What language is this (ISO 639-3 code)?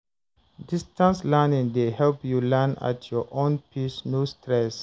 pcm